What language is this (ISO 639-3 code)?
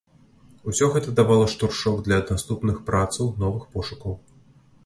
bel